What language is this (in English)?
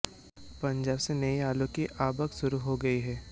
Hindi